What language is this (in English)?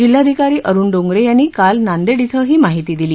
Marathi